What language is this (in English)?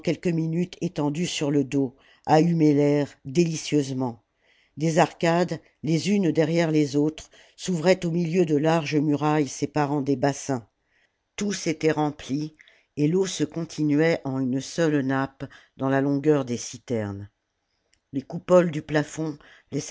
French